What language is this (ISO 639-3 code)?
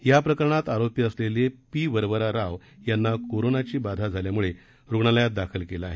mar